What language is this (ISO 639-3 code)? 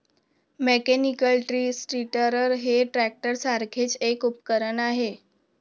mar